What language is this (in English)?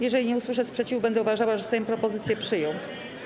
Polish